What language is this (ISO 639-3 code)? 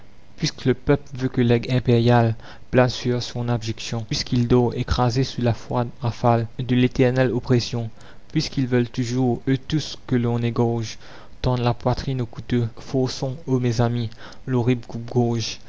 fra